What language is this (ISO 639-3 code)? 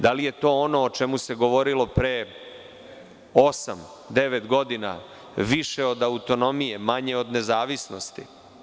srp